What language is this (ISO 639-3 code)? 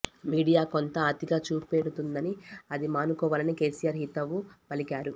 tel